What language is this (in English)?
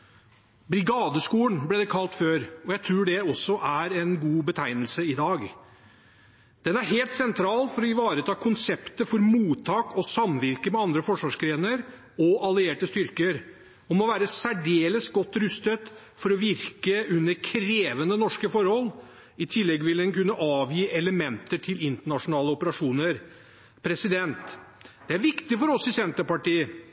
Norwegian Bokmål